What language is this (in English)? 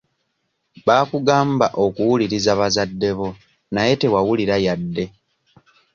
Ganda